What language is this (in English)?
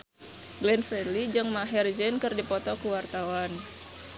Sundanese